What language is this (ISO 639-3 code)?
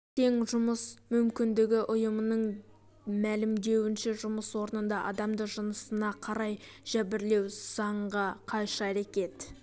kaz